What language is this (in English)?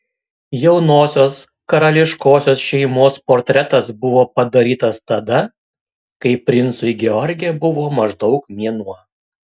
Lithuanian